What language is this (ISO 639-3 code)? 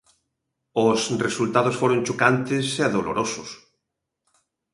glg